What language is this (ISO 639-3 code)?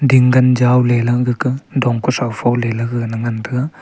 nnp